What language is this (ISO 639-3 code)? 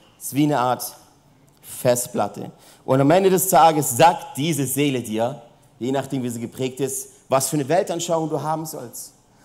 deu